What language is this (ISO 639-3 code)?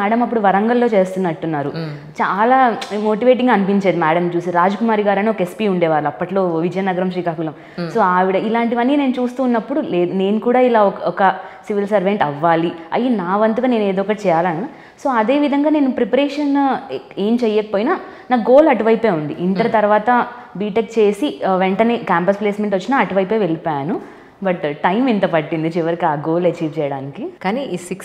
tel